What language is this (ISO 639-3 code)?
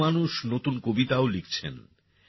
ben